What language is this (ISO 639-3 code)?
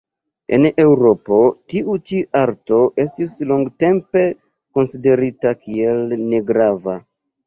epo